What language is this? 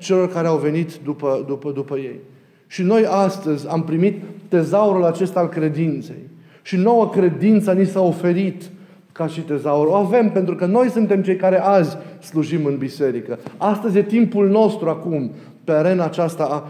Romanian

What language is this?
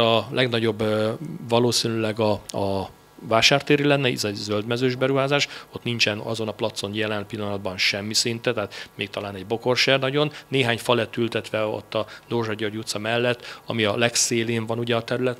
Hungarian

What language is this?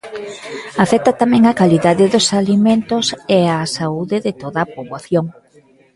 Galician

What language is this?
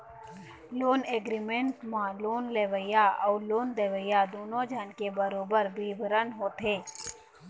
Chhattisgarhi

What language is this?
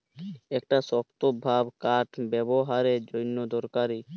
Bangla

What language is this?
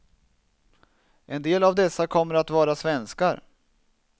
Swedish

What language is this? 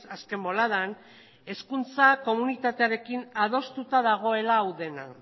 Basque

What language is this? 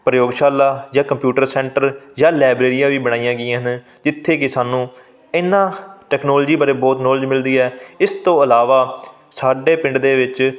Punjabi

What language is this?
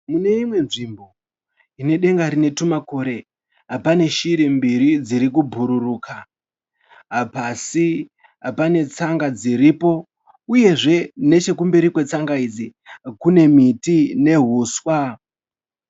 Shona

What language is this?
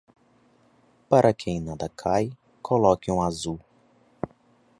Portuguese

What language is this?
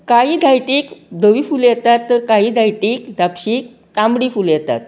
Konkani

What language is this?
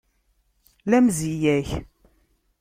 Kabyle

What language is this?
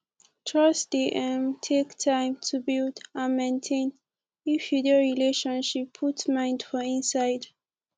Nigerian Pidgin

